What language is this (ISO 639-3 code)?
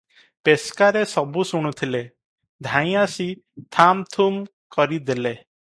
ori